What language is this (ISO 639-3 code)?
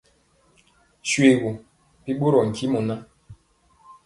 mcx